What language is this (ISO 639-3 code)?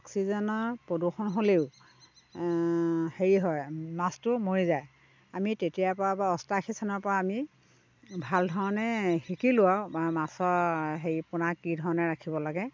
asm